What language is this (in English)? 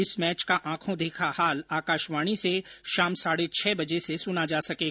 Hindi